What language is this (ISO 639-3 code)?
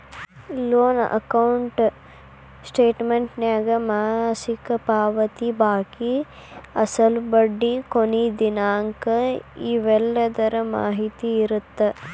kan